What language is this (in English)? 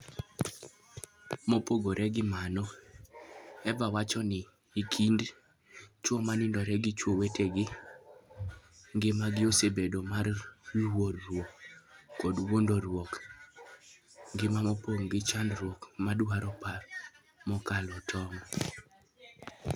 Luo (Kenya and Tanzania)